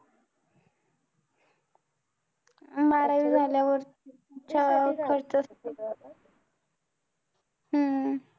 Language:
Marathi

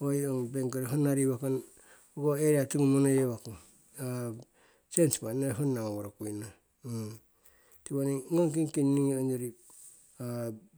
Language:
Siwai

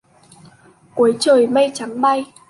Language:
Vietnamese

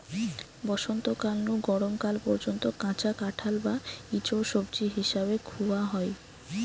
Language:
Bangla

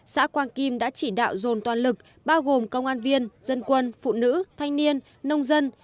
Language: Vietnamese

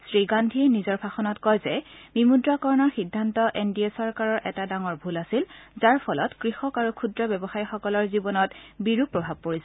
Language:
Assamese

